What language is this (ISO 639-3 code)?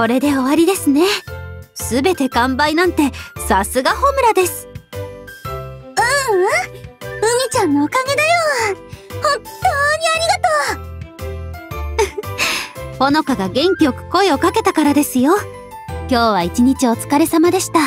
jpn